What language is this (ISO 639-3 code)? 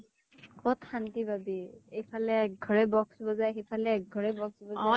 asm